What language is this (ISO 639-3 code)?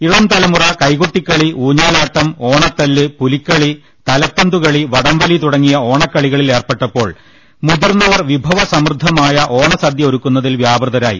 mal